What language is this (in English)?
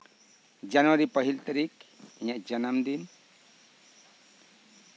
Santali